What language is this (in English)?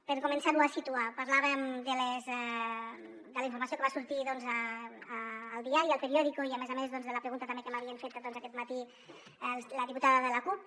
Catalan